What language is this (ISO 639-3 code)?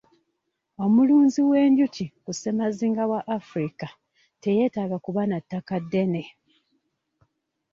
lug